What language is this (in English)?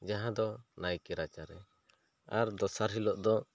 Santali